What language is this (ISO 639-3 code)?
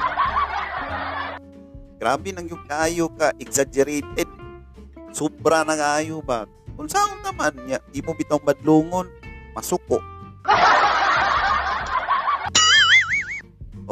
fil